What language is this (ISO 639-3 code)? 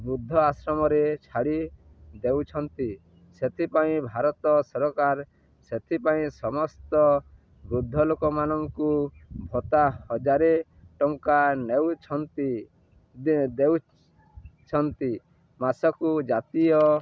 ori